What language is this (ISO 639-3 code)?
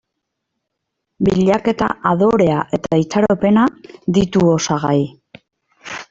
eus